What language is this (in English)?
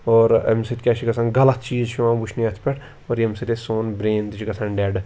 Kashmiri